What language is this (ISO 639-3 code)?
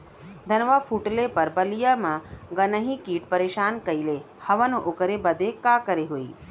bho